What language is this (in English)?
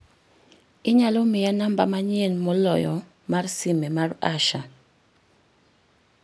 Luo (Kenya and Tanzania)